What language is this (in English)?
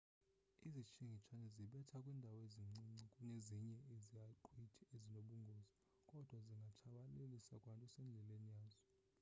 Xhosa